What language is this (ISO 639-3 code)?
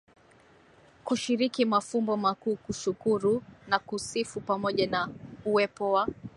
swa